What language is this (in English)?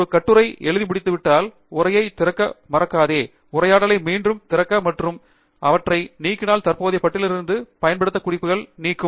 Tamil